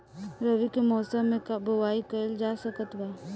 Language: Bhojpuri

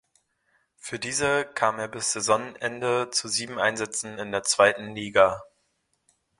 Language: German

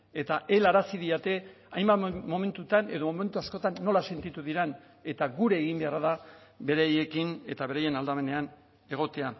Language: Basque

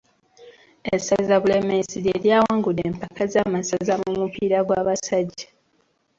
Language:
Ganda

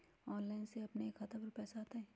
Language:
Magahi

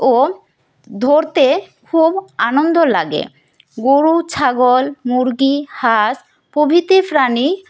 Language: Bangla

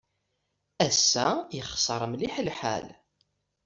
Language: Kabyle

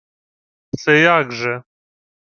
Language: Ukrainian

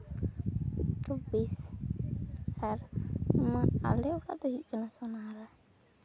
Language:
Santali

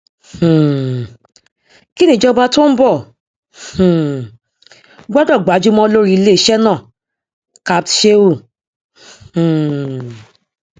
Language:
Yoruba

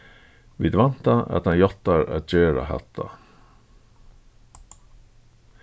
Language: Faroese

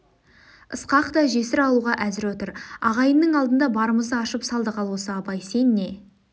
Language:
Kazakh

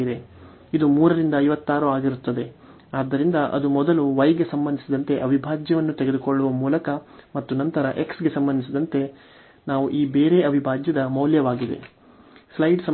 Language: Kannada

